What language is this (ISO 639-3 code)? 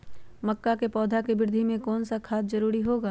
mag